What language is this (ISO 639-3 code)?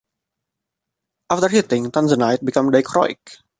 eng